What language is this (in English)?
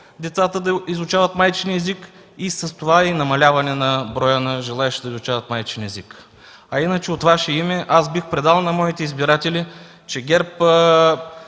Bulgarian